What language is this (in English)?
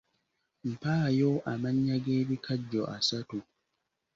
Ganda